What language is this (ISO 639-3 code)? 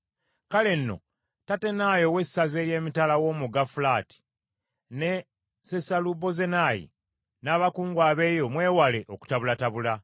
lug